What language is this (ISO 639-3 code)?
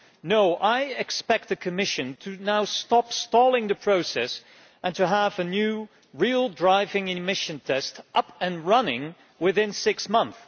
eng